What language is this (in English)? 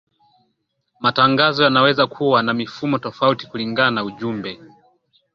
Swahili